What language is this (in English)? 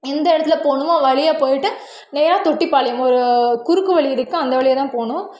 Tamil